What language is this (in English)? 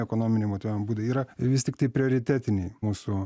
Lithuanian